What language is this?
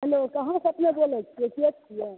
Maithili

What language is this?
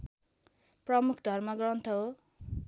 Nepali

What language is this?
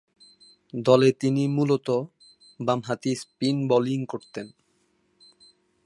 Bangla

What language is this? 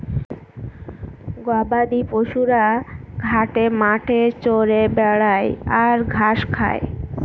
Bangla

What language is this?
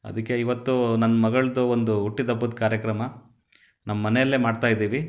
Kannada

